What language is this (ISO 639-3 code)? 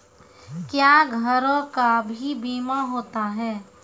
mai